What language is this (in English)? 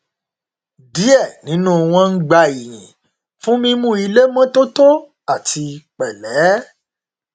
Yoruba